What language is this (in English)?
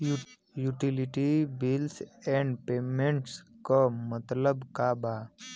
Bhojpuri